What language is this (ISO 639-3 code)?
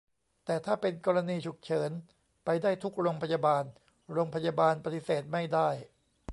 tha